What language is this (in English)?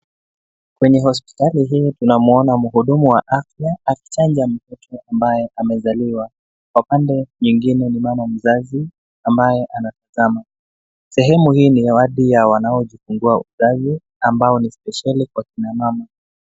Swahili